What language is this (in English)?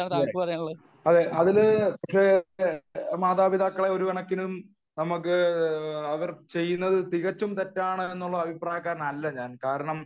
Malayalam